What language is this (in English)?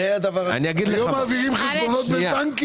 Hebrew